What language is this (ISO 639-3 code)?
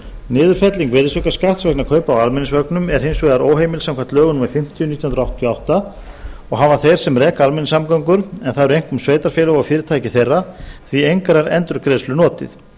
isl